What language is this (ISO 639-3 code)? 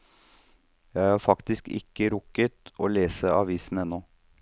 nor